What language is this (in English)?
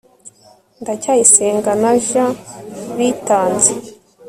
Kinyarwanda